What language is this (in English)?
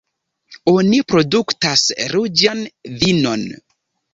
Esperanto